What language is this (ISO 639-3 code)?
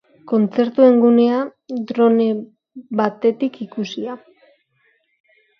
eus